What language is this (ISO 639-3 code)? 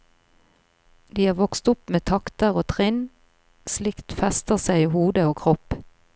nor